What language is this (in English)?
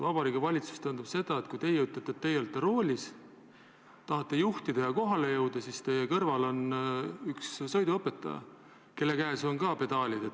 Estonian